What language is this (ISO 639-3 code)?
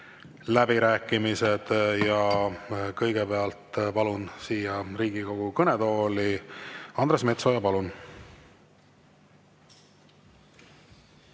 est